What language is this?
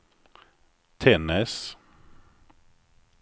Swedish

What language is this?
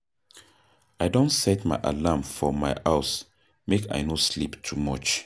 Nigerian Pidgin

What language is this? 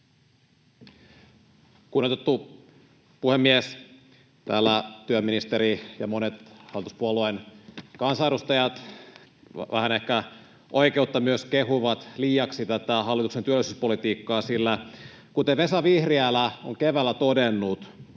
Finnish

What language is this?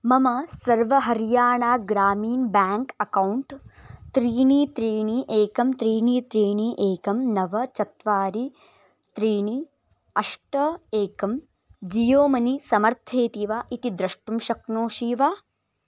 Sanskrit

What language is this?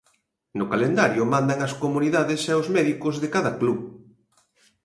Galician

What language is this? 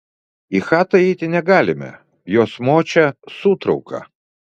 Lithuanian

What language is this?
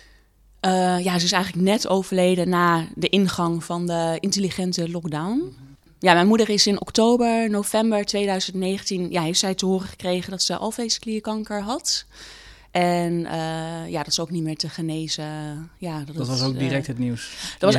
Dutch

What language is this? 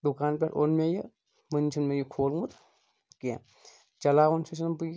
Kashmiri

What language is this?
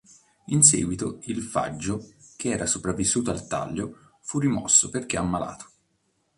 Italian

